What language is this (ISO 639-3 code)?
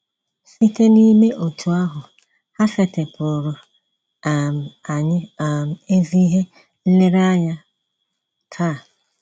ibo